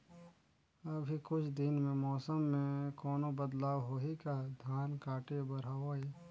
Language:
Chhattisgarhi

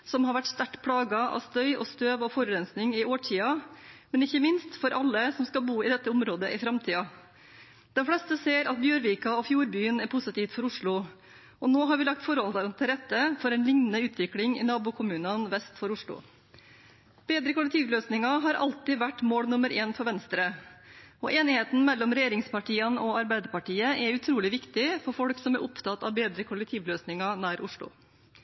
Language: Norwegian Bokmål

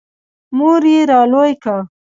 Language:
Pashto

